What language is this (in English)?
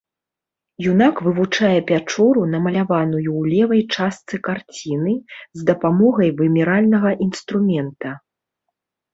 Belarusian